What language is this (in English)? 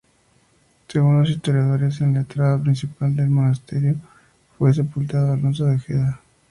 Spanish